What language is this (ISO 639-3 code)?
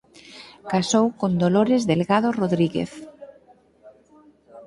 glg